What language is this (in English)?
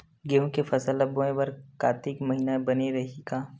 Chhattisgarhi